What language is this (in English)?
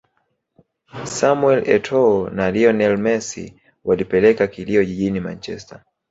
Swahili